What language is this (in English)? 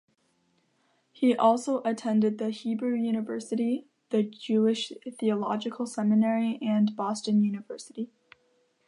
English